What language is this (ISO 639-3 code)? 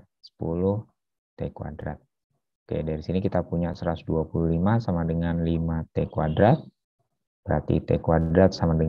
ind